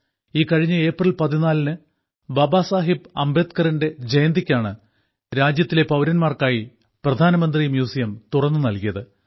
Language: Malayalam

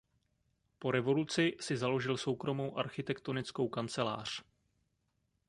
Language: Czech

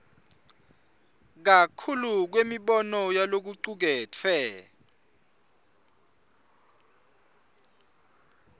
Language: Swati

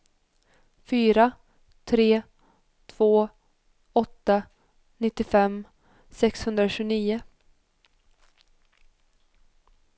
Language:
Swedish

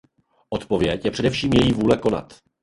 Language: Czech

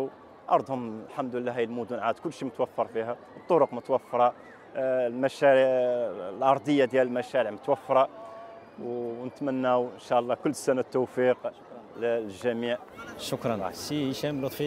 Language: Arabic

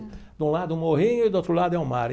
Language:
Portuguese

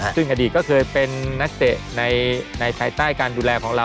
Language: Thai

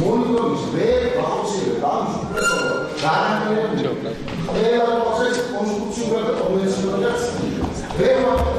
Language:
Romanian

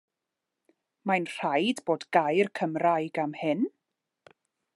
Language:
Welsh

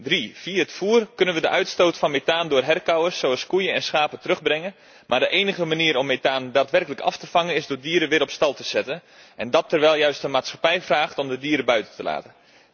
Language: Dutch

